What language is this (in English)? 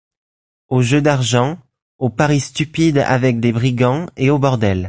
French